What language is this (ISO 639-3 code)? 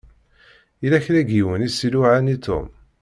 kab